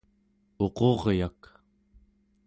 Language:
Central Yupik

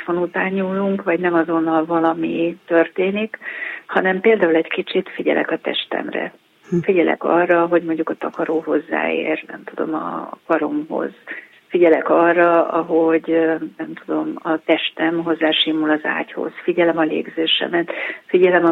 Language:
Hungarian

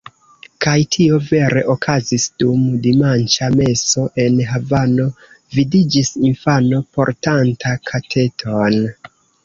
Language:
Esperanto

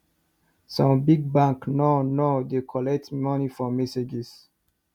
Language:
Nigerian Pidgin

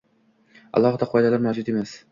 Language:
Uzbek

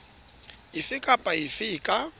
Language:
Southern Sotho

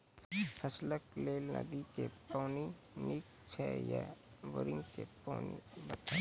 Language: Maithili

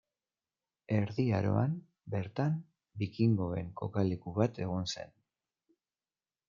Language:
Basque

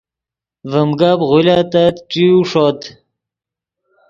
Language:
Yidgha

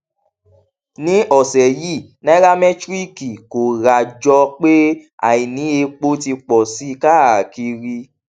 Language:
Yoruba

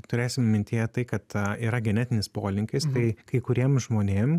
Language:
Lithuanian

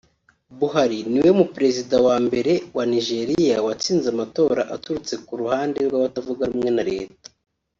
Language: Kinyarwanda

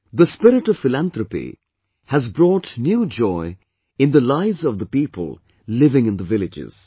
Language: English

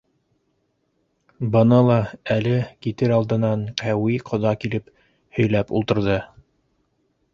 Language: Bashkir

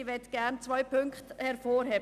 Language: Swiss German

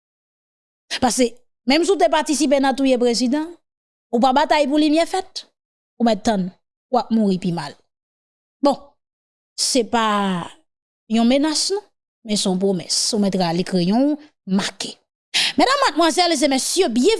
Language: French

